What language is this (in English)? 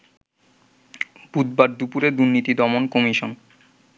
Bangla